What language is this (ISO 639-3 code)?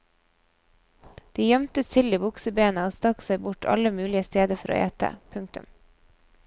nor